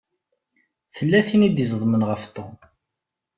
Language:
Kabyle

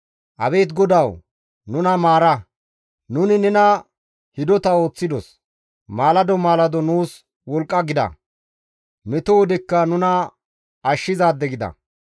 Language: Gamo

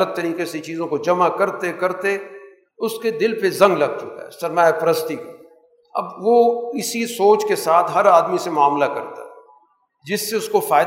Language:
Urdu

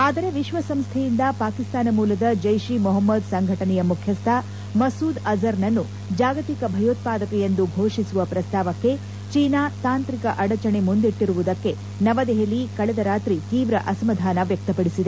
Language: Kannada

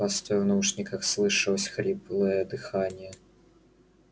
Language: Russian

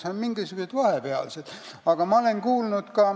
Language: Estonian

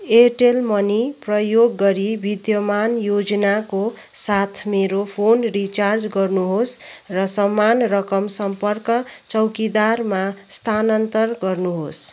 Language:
Nepali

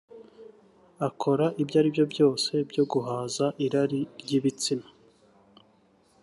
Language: Kinyarwanda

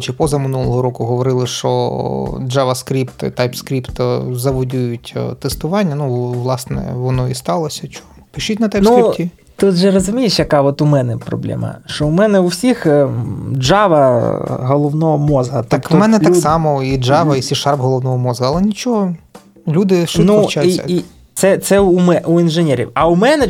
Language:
Ukrainian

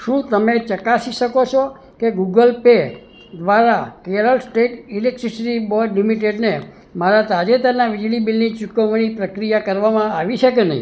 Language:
Gujarati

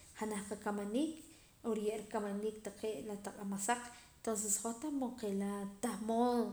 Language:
Poqomam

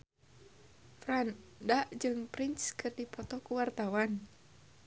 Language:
Sundanese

